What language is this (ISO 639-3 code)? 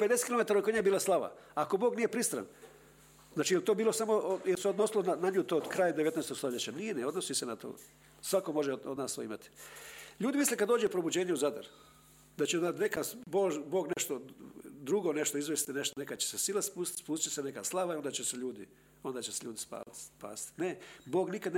hrv